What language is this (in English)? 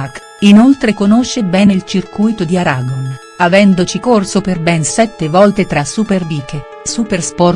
Italian